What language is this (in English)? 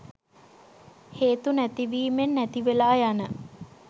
Sinhala